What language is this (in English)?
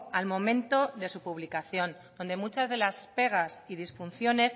Spanish